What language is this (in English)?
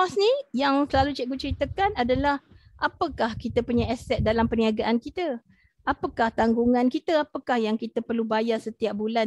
Malay